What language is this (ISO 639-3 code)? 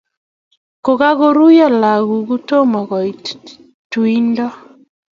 kln